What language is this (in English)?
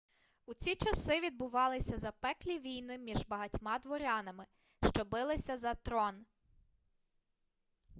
Ukrainian